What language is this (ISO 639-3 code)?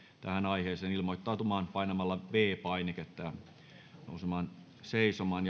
fin